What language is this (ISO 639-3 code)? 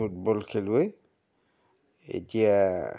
asm